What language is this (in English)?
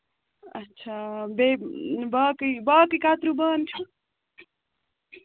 Kashmiri